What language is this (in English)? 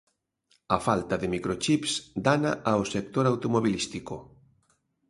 Galician